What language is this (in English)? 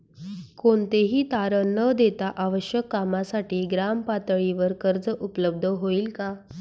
Marathi